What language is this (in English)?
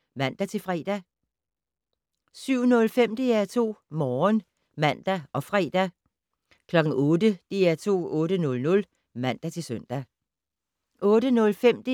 Danish